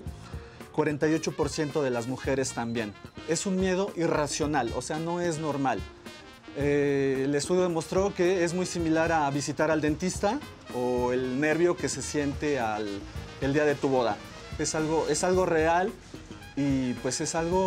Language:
Spanish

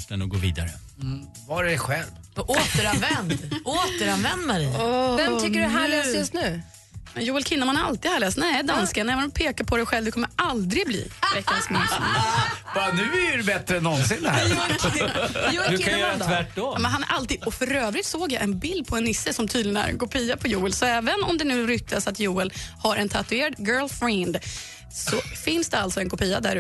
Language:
Swedish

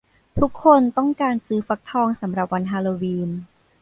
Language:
Thai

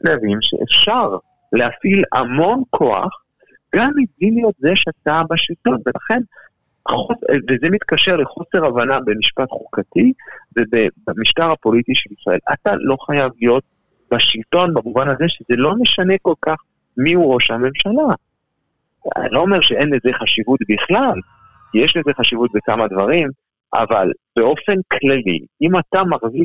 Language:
Hebrew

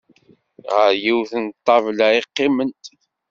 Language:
Kabyle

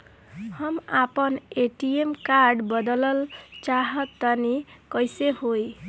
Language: Bhojpuri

